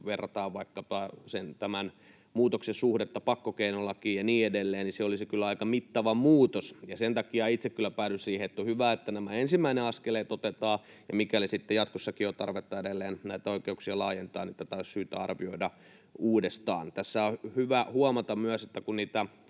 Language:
Finnish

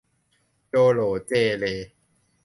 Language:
Thai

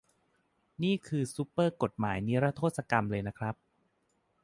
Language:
Thai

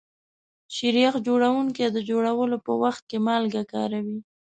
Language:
Pashto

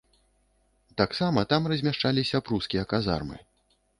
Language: Belarusian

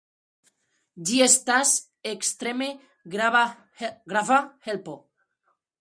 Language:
Esperanto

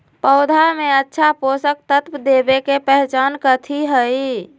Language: Magahi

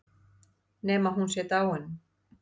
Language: Icelandic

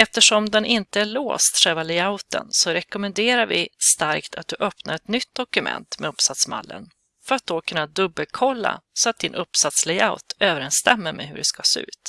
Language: Swedish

